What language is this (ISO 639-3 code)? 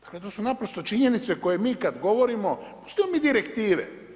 hrv